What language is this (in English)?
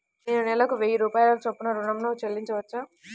Telugu